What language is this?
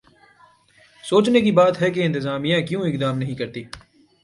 Urdu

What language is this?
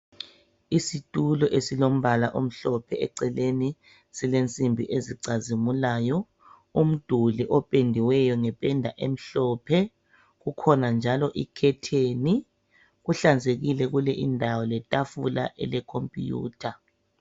North Ndebele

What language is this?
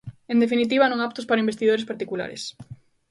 Galician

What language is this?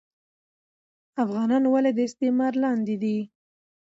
Pashto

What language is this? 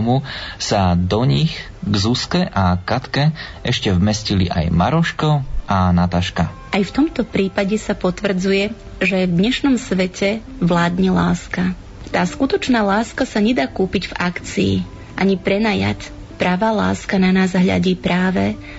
Slovak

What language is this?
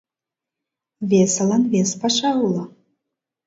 Mari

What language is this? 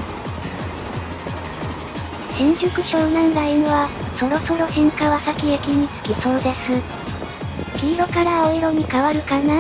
Japanese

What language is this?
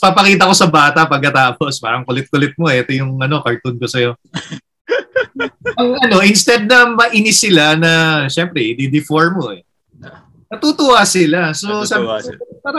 Filipino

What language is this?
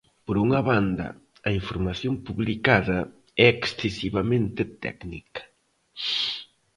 Galician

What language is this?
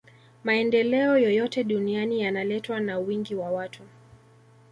Swahili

